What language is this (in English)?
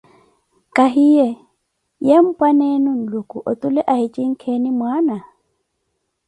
Koti